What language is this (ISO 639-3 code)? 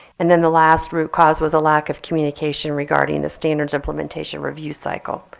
eng